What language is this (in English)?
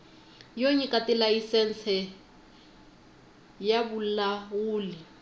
Tsonga